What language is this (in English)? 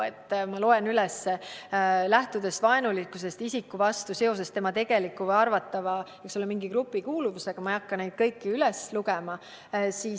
Estonian